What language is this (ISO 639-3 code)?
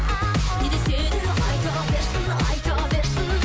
kaz